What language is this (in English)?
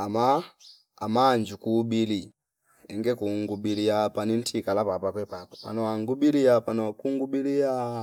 Fipa